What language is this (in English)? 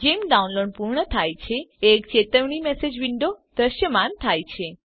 Gujarati